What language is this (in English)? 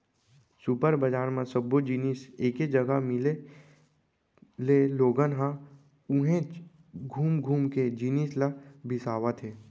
Chhattisgarhi